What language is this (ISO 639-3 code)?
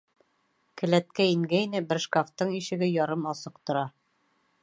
bak